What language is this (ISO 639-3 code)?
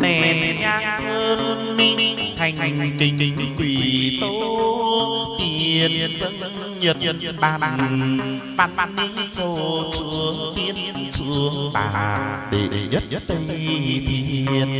vie